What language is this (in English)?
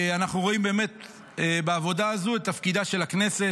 Hebrew